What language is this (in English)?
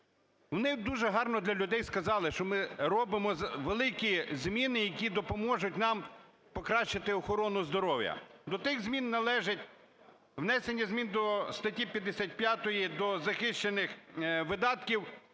Ukrainian